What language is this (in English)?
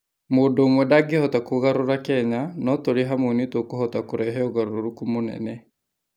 Kikuyu